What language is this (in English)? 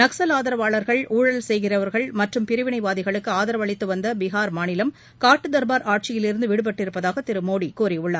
Tamil